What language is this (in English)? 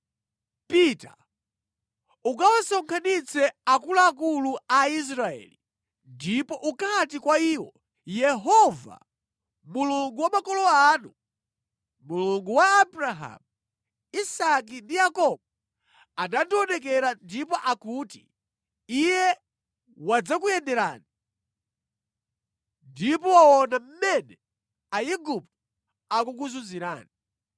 Nyanja